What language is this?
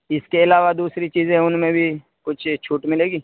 Urdu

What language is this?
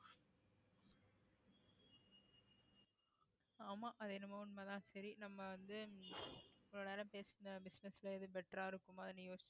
Tamil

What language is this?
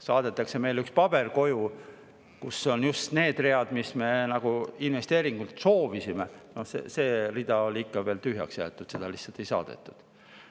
Estonian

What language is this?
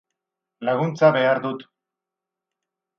Basque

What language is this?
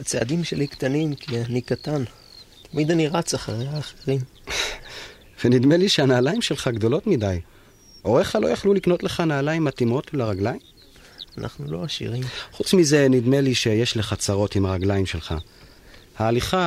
Hebrew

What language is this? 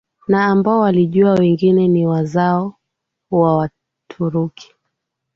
Swahili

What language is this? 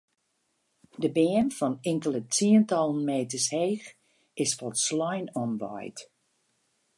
Western Frisian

